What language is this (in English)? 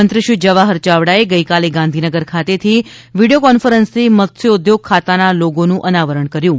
Gujarati